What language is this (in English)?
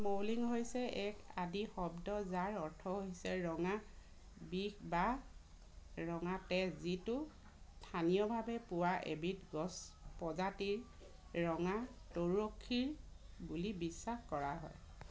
Assamese